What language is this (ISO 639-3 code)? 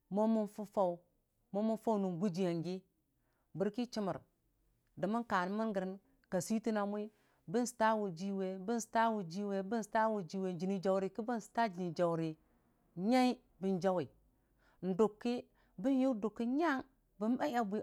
cfa